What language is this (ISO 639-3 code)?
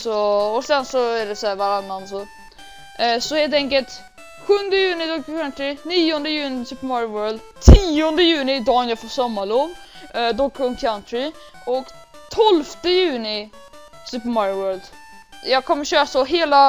swe